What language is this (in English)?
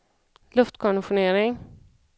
Swedish